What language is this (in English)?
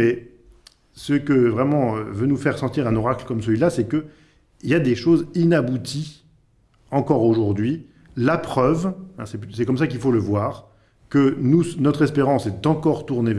French